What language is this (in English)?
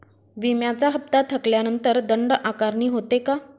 Marathi